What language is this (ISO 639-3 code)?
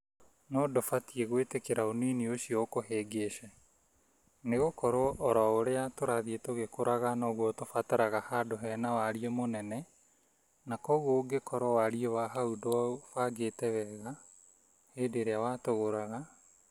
kik